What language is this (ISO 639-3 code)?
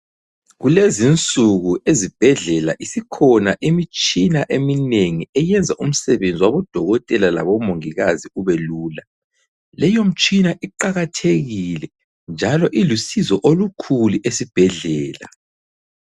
nde